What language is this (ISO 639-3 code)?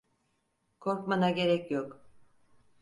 tur